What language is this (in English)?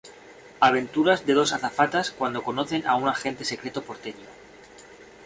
Spanish